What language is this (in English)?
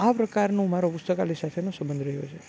Gujarati